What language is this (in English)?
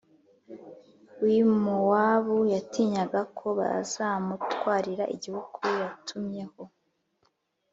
Kinyarwanda